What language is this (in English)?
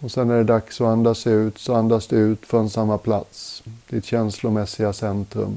Swedish